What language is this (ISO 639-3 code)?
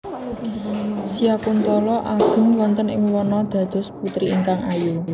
jav